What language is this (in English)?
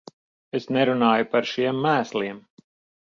Latvian